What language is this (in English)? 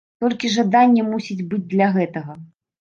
Belarusian